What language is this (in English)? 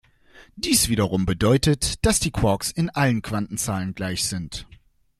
German